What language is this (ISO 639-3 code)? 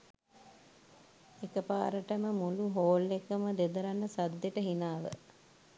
sin